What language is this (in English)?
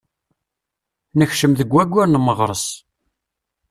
Kabyle